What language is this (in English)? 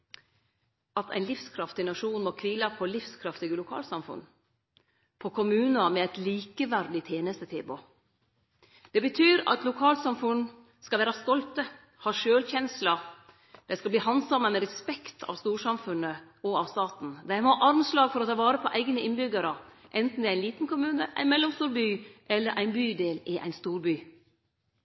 Norwegian Nynorsk